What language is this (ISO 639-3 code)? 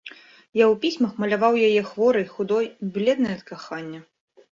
bel